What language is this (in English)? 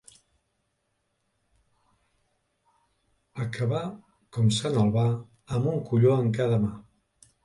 Catalan